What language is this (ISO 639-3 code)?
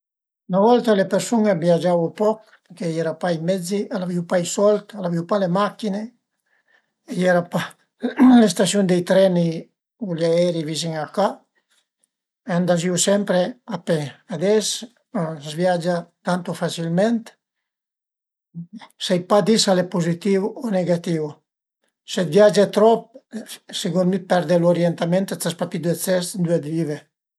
pms